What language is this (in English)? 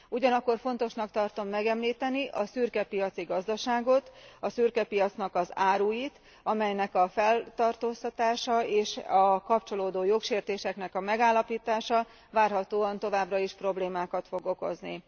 Hungarian